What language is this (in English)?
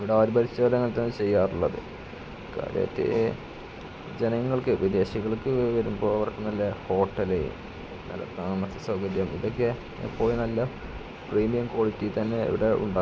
Malayalam